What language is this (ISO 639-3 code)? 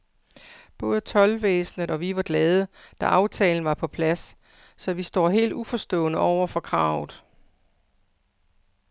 dan